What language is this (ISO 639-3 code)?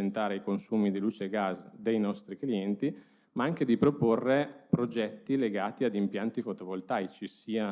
ita